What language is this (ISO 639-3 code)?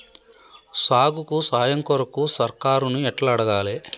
tel